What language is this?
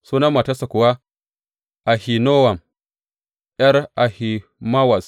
Hausa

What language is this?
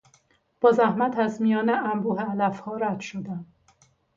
Persian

